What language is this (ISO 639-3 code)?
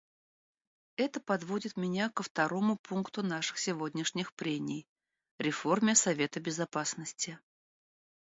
rus